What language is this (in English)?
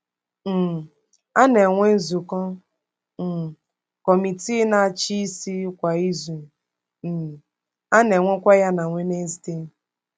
Igbo